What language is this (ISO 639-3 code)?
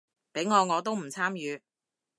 yue